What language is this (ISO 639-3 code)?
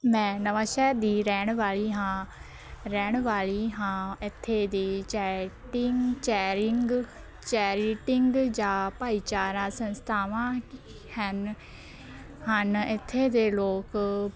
pan